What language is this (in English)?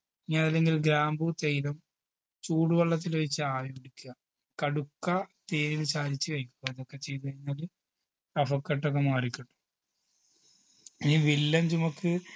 Malayalam